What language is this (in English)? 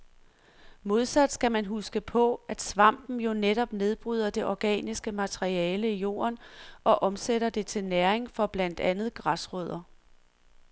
Danish